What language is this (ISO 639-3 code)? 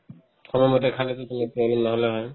asm